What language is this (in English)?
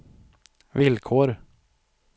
Swedish